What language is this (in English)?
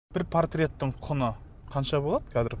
Kazakh